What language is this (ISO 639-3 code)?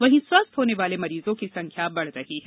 hin